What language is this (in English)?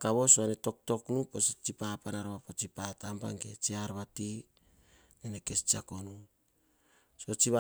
Hahon